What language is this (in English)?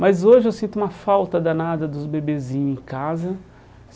Portuguese